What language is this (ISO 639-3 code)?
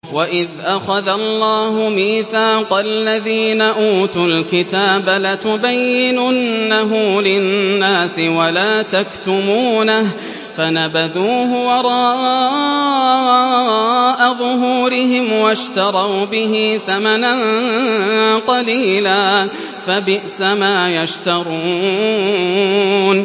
ara